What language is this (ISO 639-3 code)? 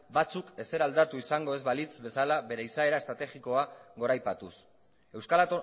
eus